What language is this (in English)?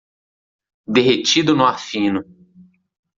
Portuguese